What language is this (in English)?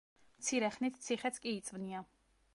Georgian